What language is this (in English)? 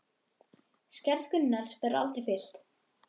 Icelandic